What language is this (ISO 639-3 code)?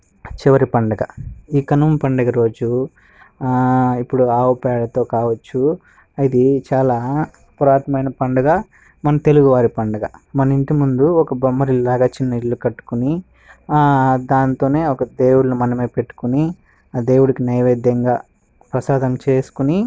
tel